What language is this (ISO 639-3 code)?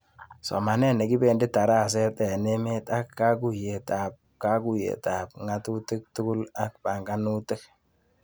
kln